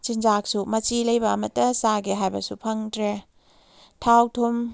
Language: Manipuri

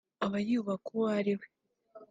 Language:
Kinyarwanda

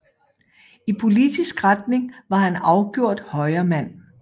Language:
Danish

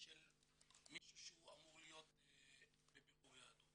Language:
Hebrew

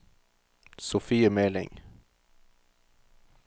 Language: Norwegian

